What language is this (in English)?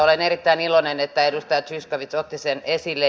Finnish